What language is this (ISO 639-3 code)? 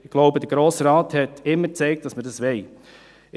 gsw